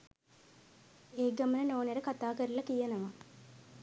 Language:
Sinhala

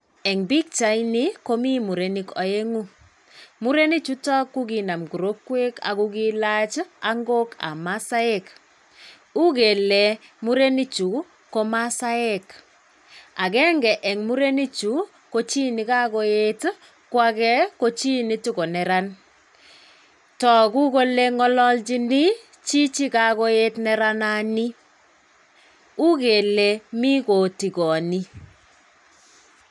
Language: Kalenjin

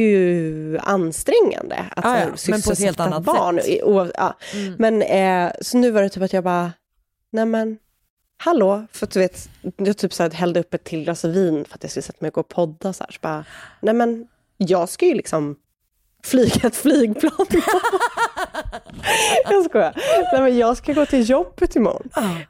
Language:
Swedish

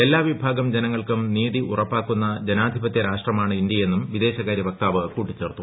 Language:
Malayalam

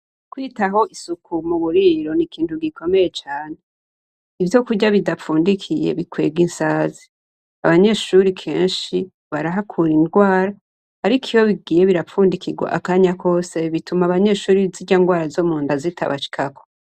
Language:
Rundi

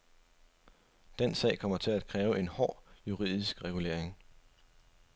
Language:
Danish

